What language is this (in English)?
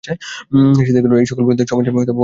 Bangla